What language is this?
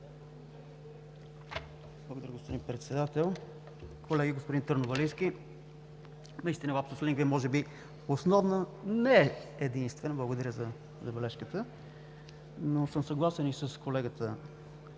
Bulgarian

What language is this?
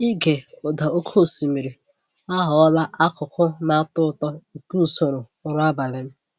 Igbo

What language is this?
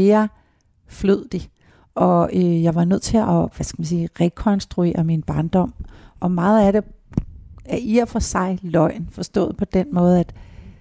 Danish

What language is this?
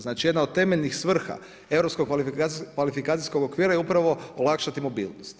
Croatian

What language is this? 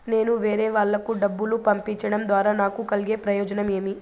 Telugu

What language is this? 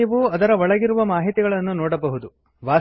Kannada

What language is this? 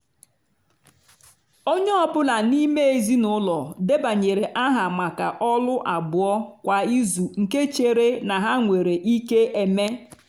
Igbo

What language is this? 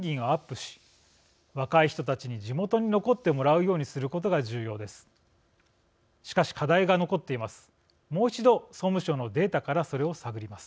Japanese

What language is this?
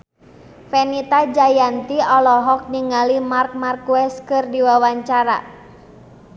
Sundanese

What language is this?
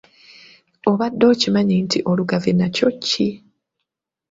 Ganda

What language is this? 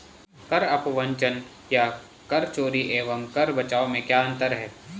Hindi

